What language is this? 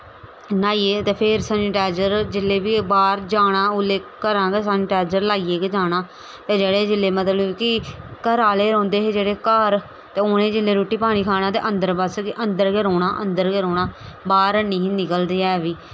Dogri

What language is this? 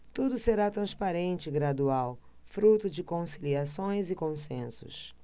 Portuguese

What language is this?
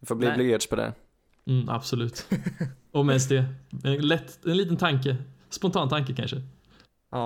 Swedish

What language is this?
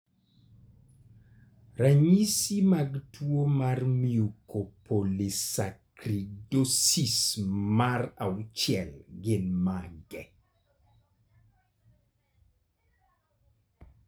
Luo (Kenya and Tanzania)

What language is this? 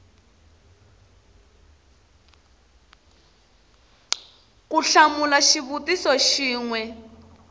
Tsonga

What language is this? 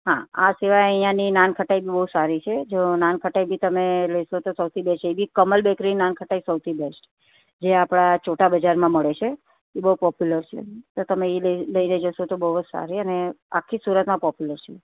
Gujarati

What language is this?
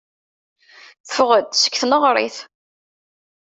Kabyle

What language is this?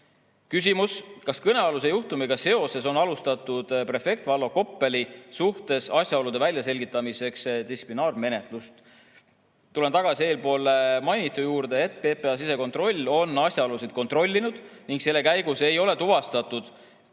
Estonian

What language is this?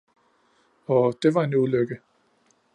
Danish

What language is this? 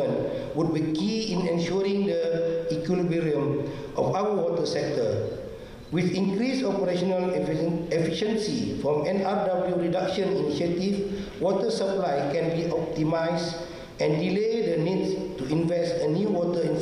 Malay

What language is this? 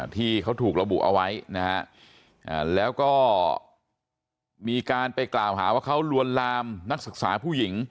Thai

